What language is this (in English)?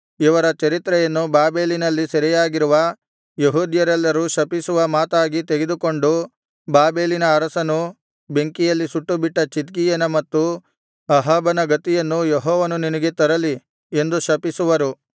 Kannada